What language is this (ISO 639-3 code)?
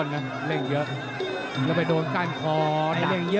tha